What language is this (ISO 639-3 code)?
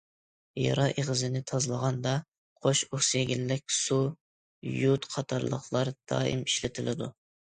uig